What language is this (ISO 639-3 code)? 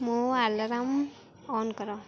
ori